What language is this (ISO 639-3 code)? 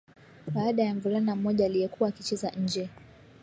swa